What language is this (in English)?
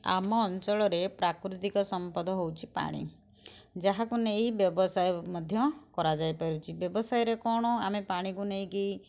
Odia